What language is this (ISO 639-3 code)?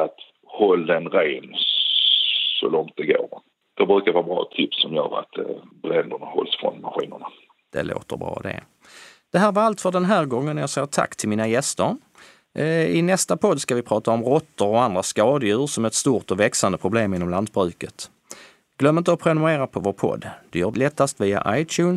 swe